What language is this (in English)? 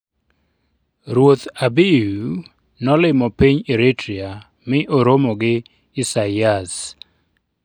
Luo (Kenya and Tanzania)